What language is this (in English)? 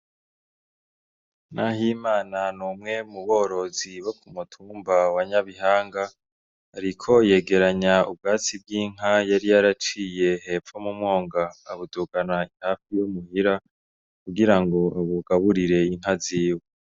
Rundi